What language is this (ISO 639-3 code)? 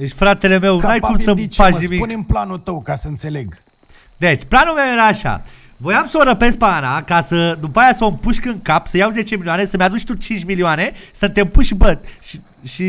ron